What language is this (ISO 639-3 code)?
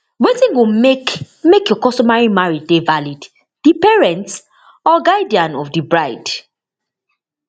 pcm